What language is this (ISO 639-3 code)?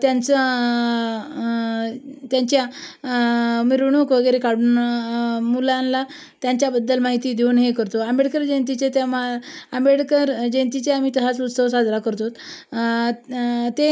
mar